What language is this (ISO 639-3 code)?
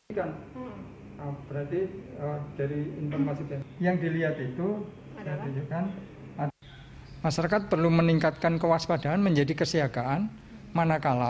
ind